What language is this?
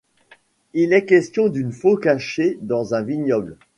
French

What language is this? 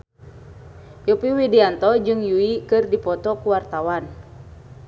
Sundanese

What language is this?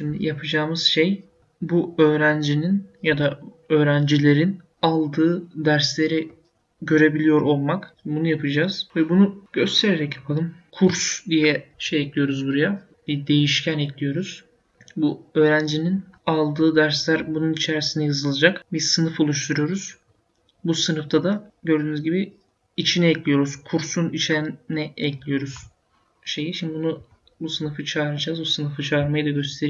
Turkish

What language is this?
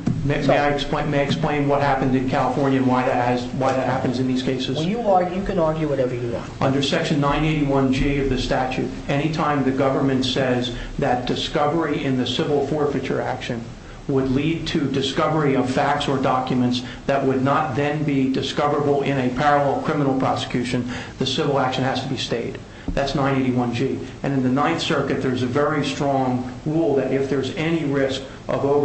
English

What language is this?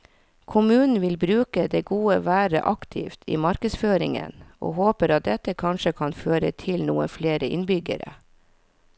Norwegian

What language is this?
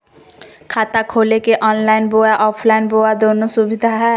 Magahi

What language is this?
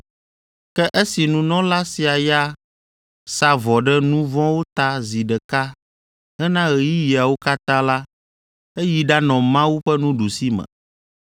Ewe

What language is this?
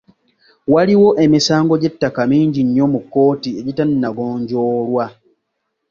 Ganda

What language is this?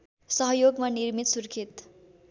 Nepali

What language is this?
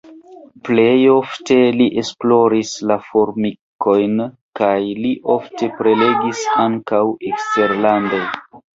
Esperanto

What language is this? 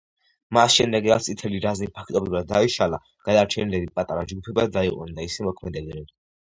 Georgian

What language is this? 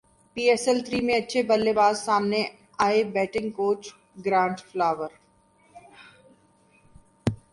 Urdu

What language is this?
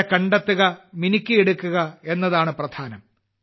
Malayalam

